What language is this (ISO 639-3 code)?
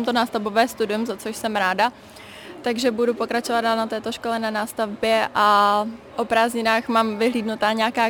ces